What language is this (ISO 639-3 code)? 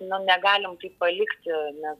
lit